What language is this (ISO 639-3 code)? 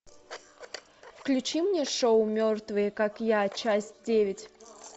rus